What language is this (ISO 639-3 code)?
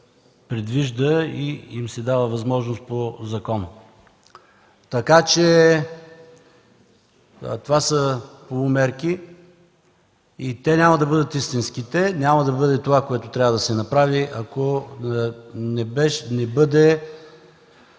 bul